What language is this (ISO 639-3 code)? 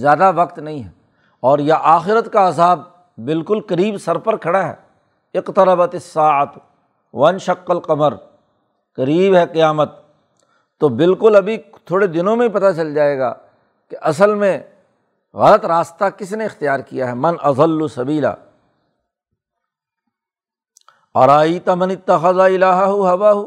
urd